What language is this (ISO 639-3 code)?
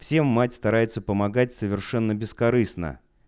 rus